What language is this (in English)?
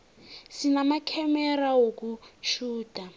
South Ndebele